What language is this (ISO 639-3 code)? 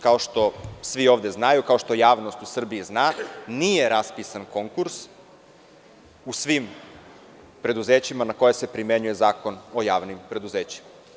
srp